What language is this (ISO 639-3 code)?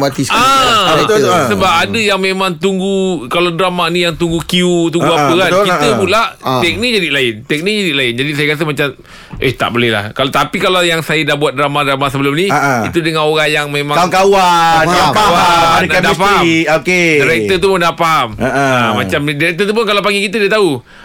msa